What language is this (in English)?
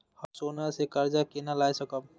Maithili